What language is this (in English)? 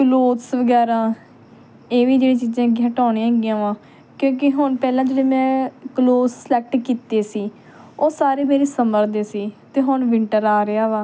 Punjabi